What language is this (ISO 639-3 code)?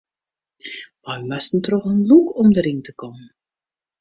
fry